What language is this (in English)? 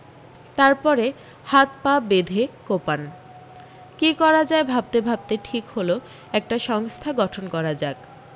Bangla